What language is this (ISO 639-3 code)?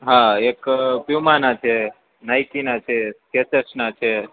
guj